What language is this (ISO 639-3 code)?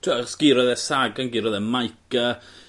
cym